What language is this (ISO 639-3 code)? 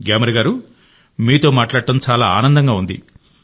tel